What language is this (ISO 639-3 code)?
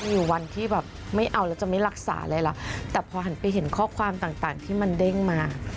tha